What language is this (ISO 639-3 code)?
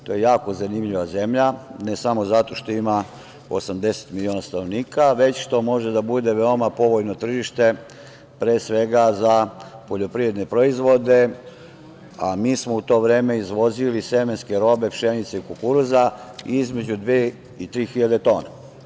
srp